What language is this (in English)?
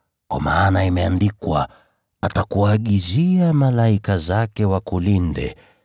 Swahili